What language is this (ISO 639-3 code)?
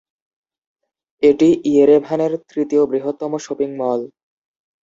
ben